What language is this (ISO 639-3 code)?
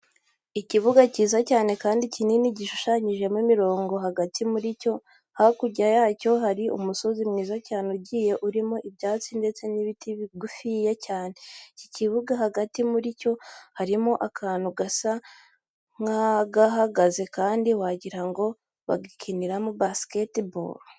kin